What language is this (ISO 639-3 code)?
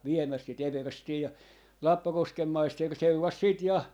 fin